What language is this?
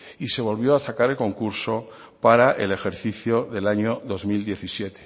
Spanish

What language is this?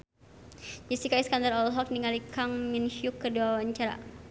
Sundanese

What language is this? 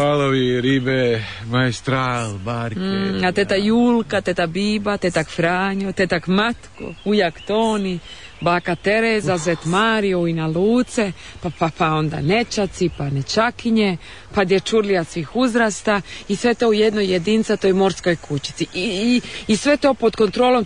Croatian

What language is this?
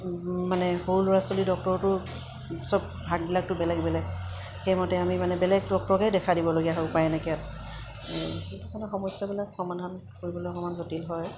Assamese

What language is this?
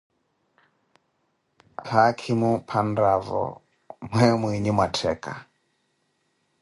Koti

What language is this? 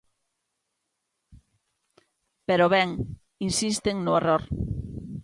Galician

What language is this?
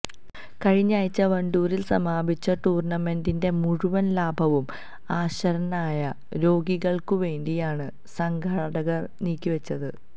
Malayalam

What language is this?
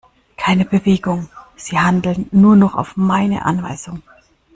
German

